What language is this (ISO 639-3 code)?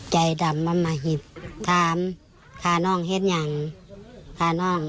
tha